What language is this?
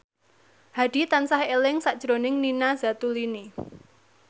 Javanese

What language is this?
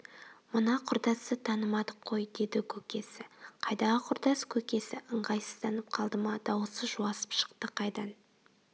Kazakh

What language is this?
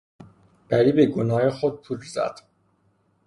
Persian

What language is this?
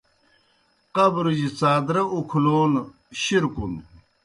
Kohistani Shina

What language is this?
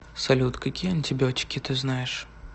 Russian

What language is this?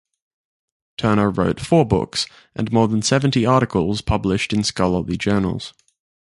English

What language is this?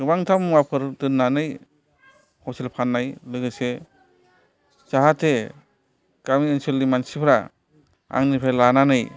Bodo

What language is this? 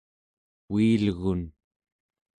Central Yupik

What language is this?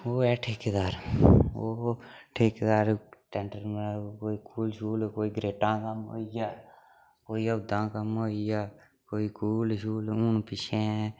Dogri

